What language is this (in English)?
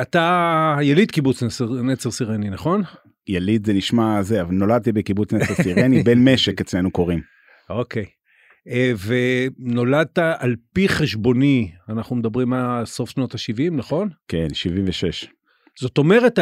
Hebrew